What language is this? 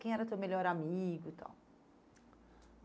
Portuguese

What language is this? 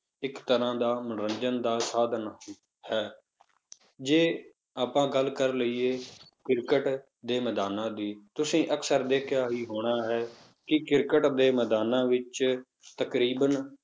Punjabi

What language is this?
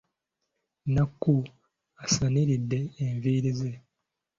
Ganda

